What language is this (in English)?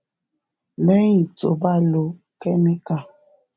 Yoruba